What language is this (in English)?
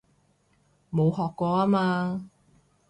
Cantonese